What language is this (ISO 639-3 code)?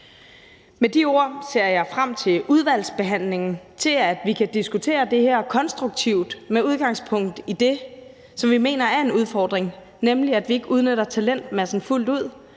dan